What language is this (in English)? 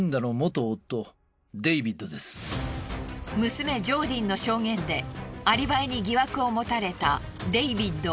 Japanese